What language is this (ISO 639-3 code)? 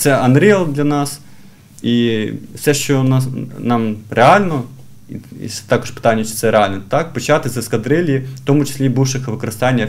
ukr